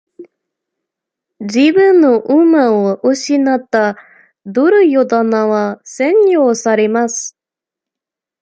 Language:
Japanese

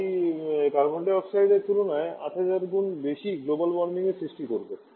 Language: Bangla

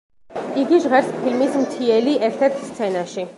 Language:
Georgian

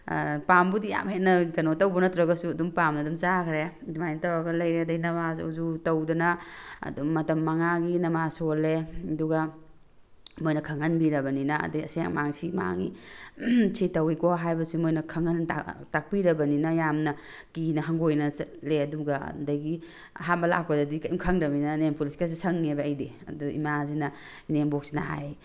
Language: Manipuri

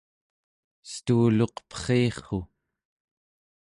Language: Central Yupik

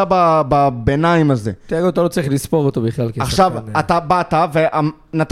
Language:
Hebrew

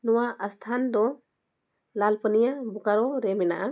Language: Santali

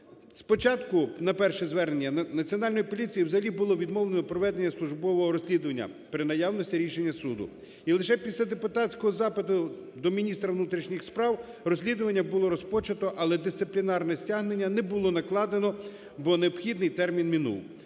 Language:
Ukrainian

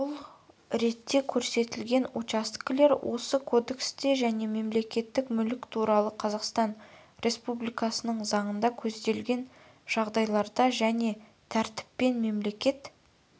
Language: Kazakh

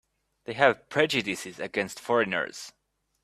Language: English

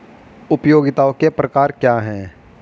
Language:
Hindi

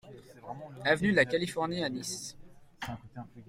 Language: French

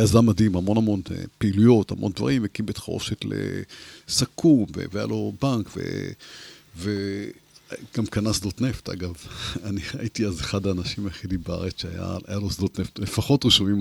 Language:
Hebrew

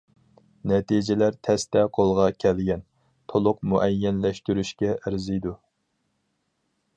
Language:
Uyghur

